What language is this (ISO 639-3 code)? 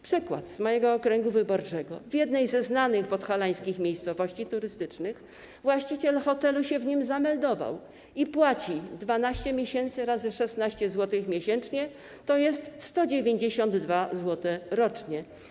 pol